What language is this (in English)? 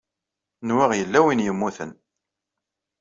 Kabyle